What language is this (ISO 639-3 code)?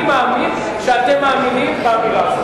heb